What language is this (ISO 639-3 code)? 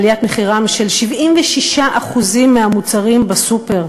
heb